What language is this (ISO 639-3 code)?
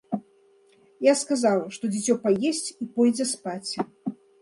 bel